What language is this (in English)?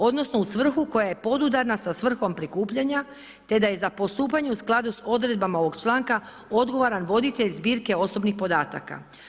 Croatian